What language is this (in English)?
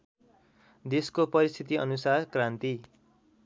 Nepali